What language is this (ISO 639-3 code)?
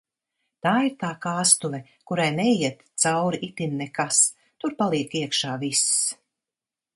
lav